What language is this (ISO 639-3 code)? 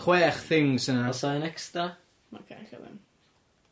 cym